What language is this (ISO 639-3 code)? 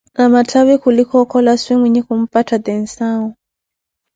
eko